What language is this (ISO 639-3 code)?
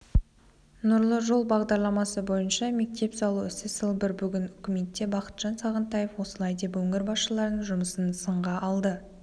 kaz